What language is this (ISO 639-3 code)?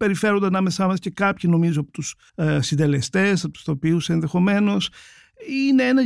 ell